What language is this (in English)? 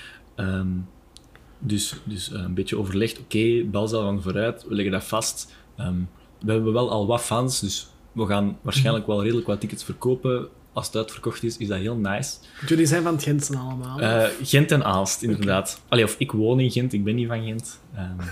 Dutch